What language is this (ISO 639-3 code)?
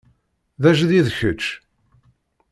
kab